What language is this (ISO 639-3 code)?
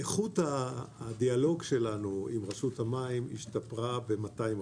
heb